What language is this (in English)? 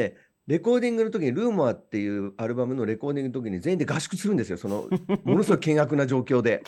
Japanese